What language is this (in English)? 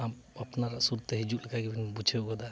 Santali